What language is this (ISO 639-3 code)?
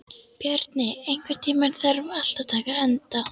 isl